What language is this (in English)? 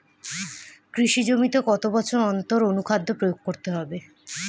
Bangla